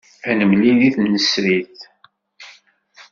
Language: Kabyle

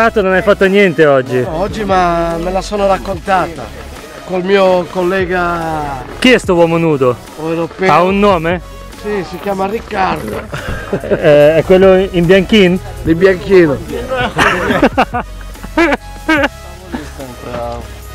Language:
Italian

